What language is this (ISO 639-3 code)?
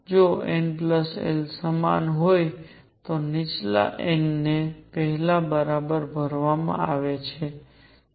guj